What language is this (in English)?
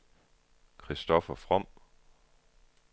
Danish